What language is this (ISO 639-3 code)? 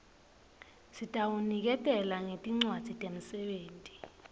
ssw